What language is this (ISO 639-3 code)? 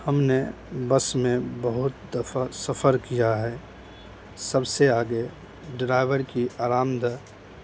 urd